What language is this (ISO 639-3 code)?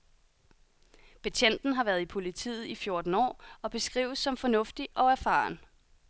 dan